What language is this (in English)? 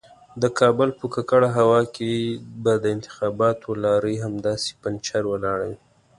Pashto